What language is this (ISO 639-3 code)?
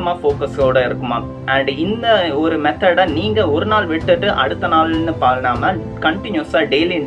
eng